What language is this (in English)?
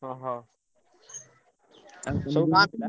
Odia